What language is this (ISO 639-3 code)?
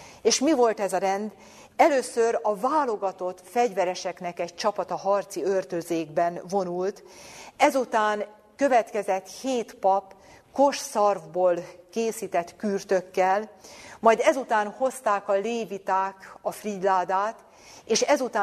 hun